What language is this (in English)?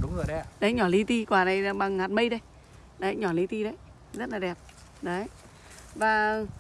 Vietnamese